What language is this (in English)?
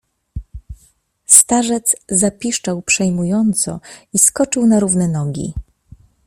Polish